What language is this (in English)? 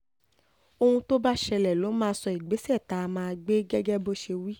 Yoruba